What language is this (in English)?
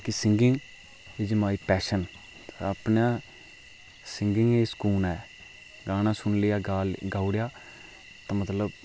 Dogri